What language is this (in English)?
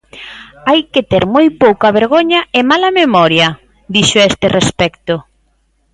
Galician